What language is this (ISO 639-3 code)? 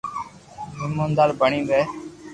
lrk